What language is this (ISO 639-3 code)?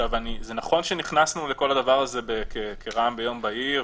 heb